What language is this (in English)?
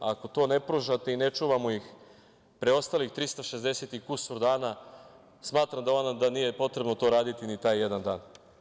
Serbian